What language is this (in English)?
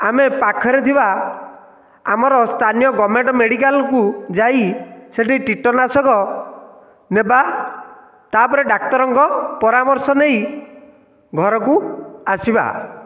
Odia